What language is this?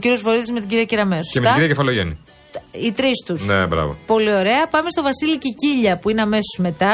Greek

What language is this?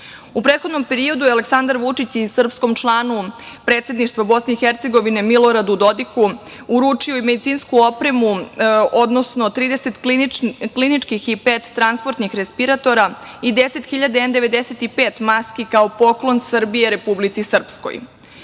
Serbian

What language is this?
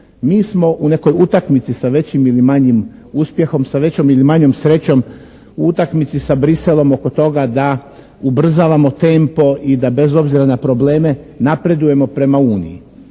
Croatian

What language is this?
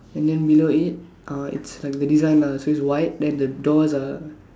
English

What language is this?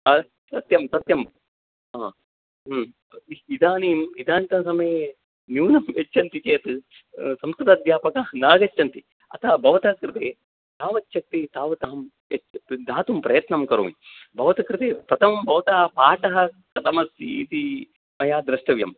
Sanskrit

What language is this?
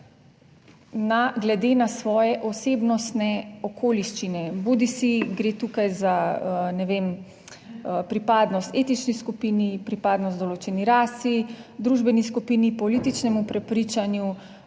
Slovenian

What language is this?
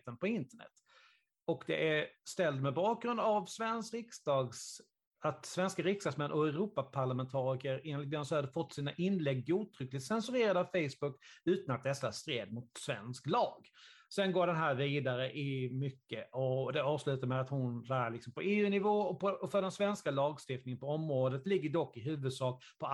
Swedish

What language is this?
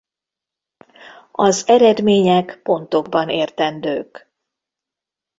Hungarian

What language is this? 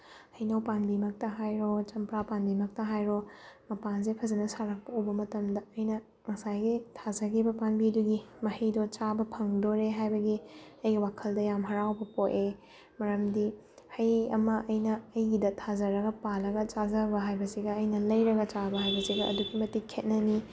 Manipuri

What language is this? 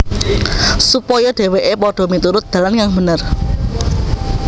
Javanese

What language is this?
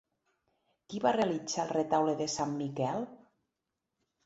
Catalan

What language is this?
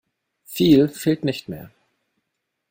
German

